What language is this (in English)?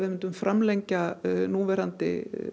Icelandic